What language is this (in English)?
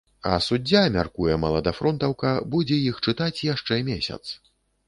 Belarusian